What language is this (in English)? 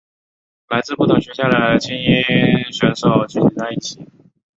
Chinese